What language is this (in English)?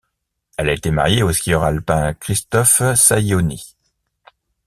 French